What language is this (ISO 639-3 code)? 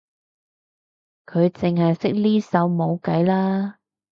yue